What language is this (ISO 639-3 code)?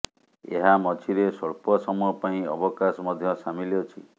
ori